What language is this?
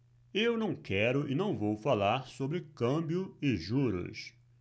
Portuguese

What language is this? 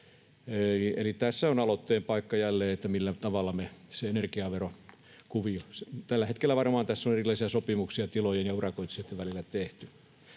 Finnish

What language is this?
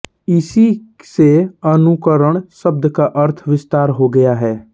Hindi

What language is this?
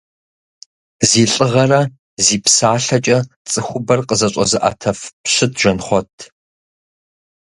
Kabardian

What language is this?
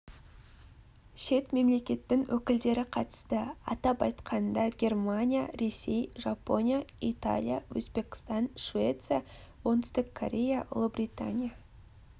Kazakh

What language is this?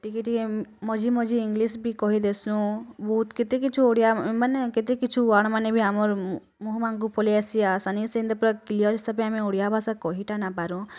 Odia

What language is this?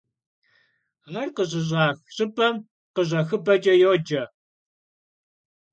Kabardian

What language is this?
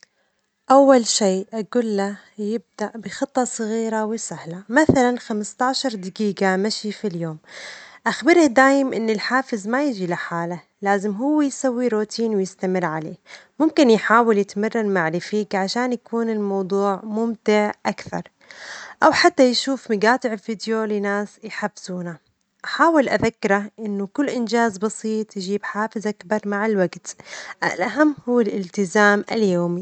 Omani Arabic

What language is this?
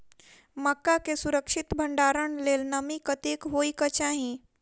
Maithili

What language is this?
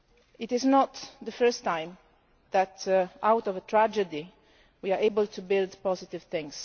English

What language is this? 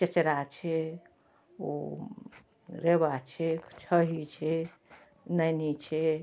Maithili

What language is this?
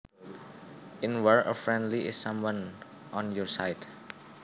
Javanese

